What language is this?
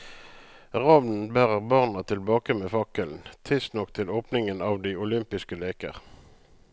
Norwegian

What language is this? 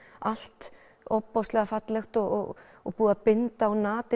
Icelandic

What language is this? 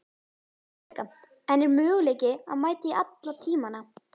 Icelandic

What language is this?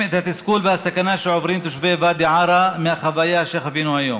Hebrew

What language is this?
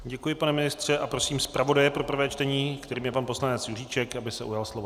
Czech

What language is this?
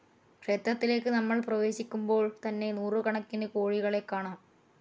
Malayalam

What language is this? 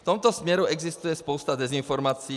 Czech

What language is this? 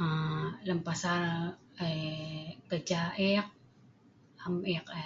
Sa'ban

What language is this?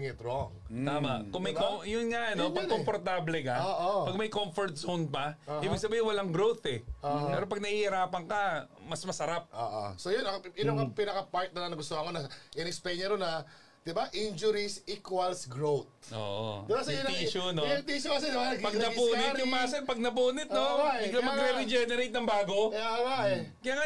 Filipino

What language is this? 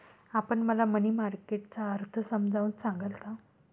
Marathi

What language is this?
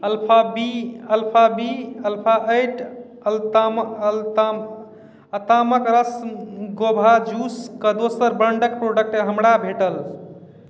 Maithili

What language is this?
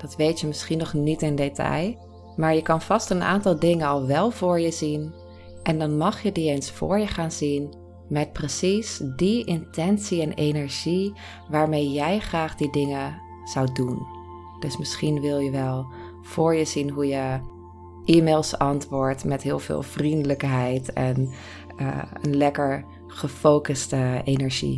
Dutch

